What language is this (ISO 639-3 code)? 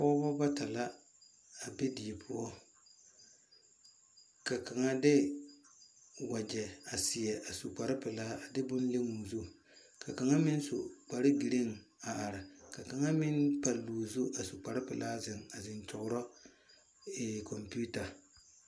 dga